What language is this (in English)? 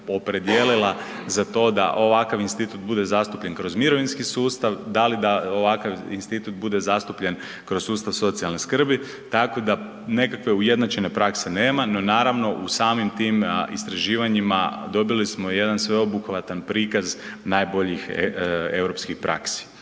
Croatian